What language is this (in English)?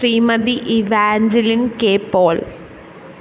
Malayalam